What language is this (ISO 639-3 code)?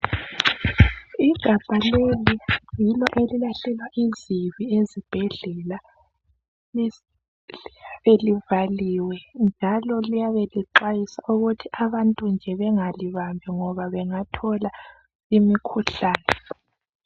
nde